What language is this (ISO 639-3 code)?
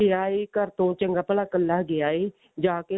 pan